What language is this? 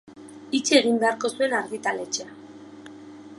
Basque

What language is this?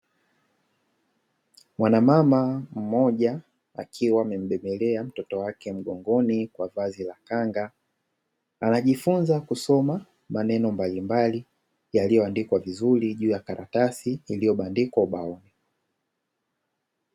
Swahili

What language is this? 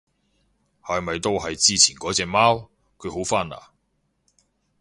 Cantonese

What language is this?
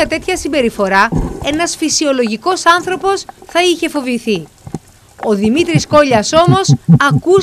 Greek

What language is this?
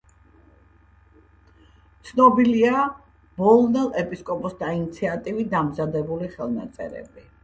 Georgian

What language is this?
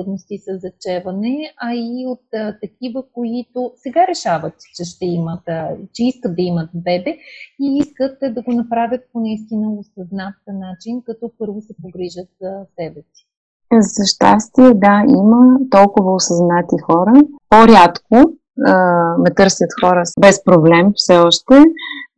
Bulgarian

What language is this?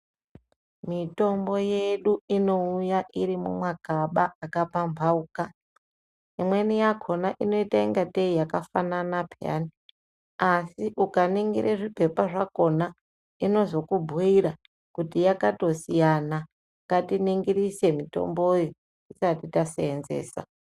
Ndau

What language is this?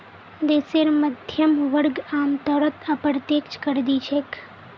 Magahi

